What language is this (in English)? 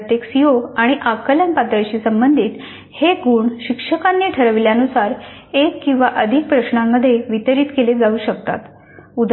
Marathi